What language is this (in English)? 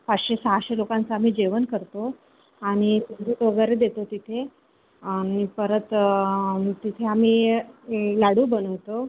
Marathi